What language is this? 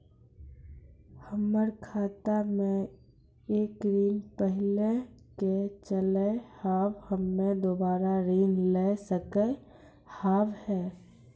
Maithili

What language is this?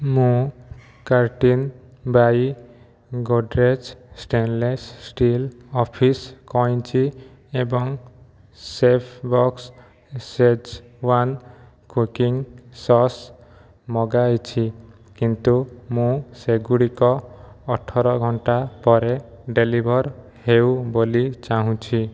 Odia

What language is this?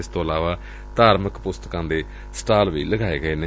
Punjabi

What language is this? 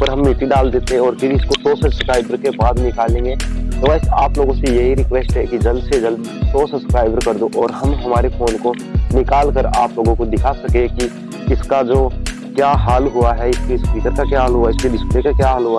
Hindi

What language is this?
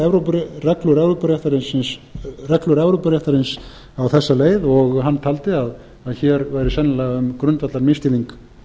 Icelandic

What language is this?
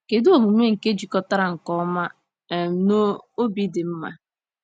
Igbo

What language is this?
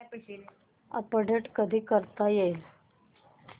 Marathi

